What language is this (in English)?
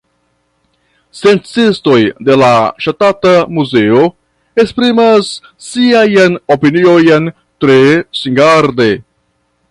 Esperanto